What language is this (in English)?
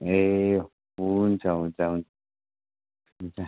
Nepali